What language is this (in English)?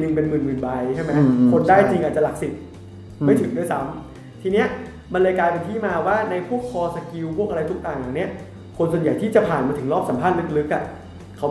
Thai